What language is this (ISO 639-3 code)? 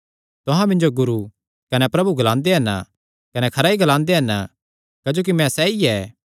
xnr